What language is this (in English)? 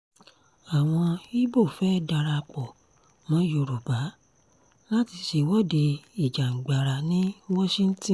Yoruba